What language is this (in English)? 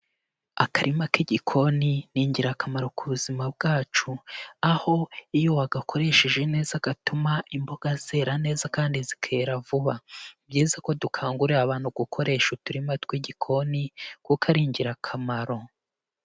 Kinyarwanda